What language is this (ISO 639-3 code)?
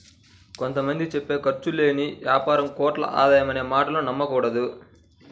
tel